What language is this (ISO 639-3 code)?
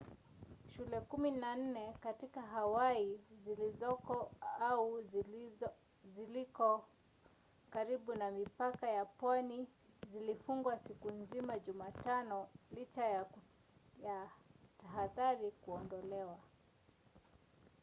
swa